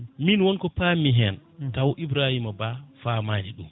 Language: Fula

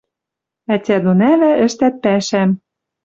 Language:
Western Mari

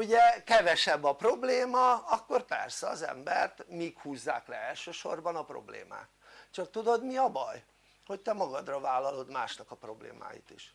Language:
Hungarian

